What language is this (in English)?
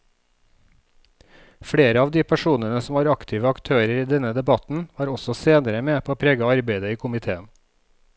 Norwegian